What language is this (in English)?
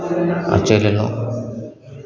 Maithili